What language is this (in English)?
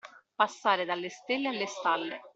Italian